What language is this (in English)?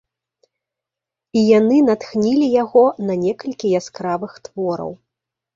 Belarusian